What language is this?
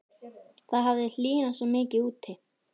Icelandic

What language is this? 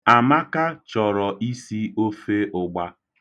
Igbo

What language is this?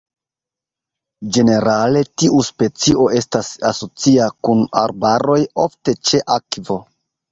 Esperanto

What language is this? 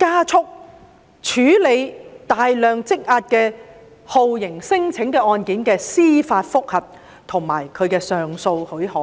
Cantonese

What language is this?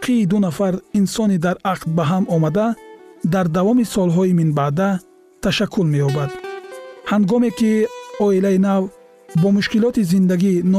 Persian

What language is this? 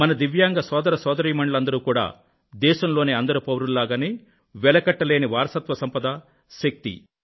Telugu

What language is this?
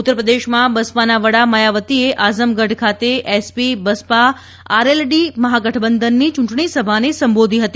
Gujarati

